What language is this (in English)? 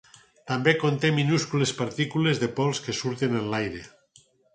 Catalan